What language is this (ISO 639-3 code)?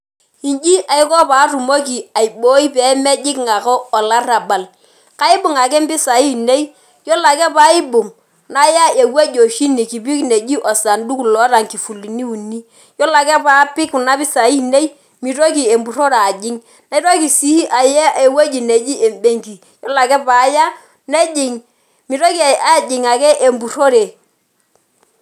mas